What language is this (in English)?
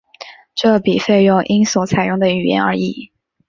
Chinese